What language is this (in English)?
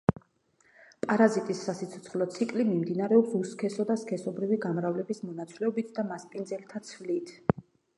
Georgian